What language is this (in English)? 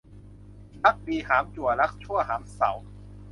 Thai